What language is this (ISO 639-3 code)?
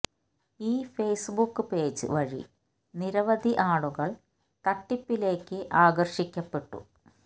mal